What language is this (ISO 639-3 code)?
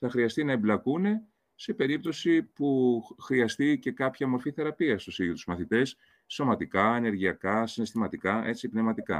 ell